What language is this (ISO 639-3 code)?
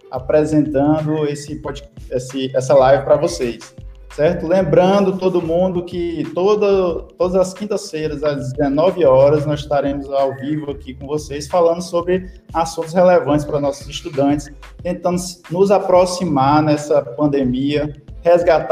por